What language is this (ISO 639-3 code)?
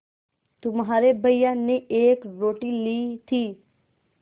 hin